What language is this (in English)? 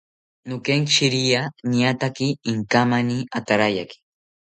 South Ucayali Ashéninka